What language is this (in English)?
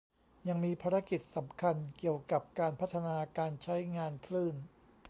Thai